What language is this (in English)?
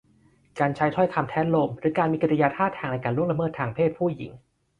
Thai